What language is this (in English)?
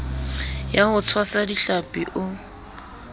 Southern Sotho